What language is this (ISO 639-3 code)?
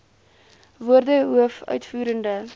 afr